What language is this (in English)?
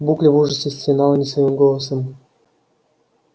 Russian